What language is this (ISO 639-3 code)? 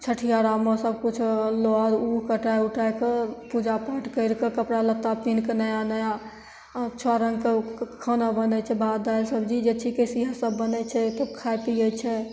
mai